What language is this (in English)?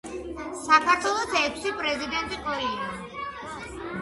Georgian